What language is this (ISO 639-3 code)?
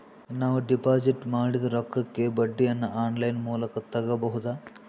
kan